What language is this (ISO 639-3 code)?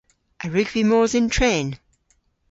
cor